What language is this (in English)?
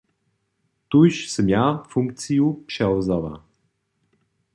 Upper Sorbian